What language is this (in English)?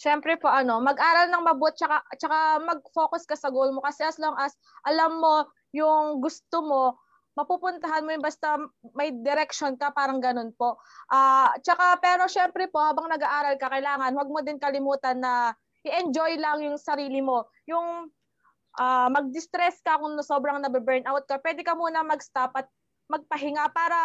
Filipino